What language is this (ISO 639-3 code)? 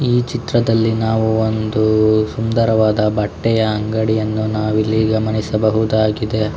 kan